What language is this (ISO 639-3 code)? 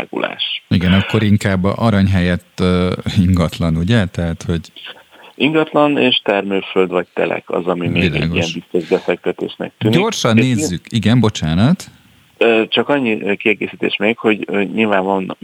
hun